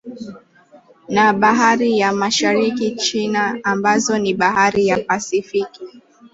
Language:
Swahili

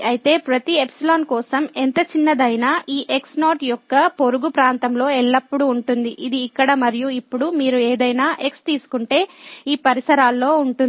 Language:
Telugu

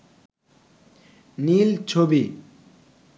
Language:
Bangla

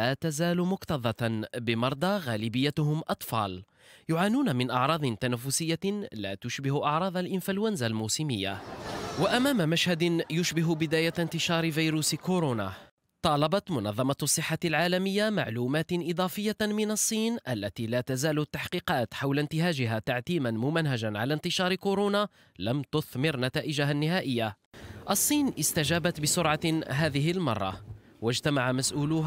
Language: Arabic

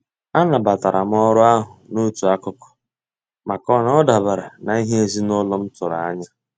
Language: Igbo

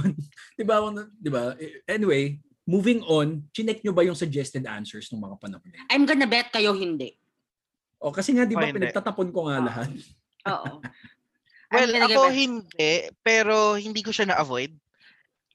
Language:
Filipino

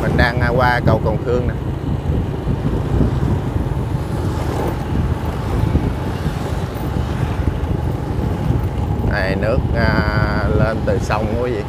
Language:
Vietnamese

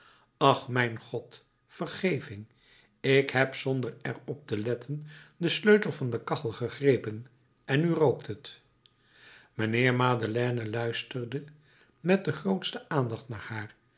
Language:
Dutch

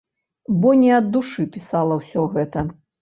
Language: Belarusian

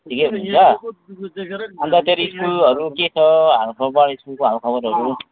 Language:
Nepali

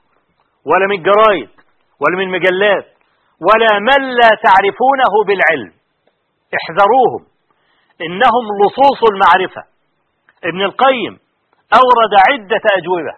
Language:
Arabic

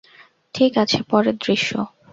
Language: Bangla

